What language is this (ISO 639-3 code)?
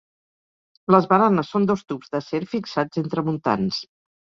cat